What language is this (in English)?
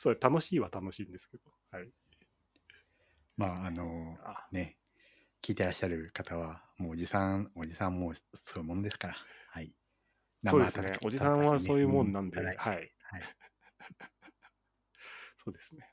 Japanese